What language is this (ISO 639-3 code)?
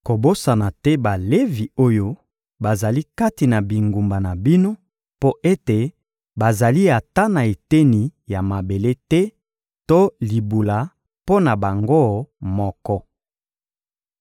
lin